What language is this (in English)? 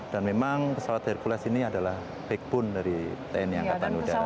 Indonesian